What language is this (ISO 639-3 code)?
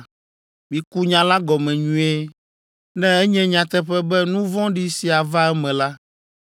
ewe